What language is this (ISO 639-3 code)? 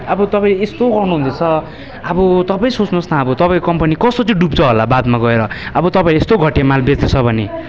nep